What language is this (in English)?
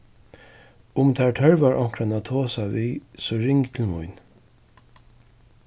Faroese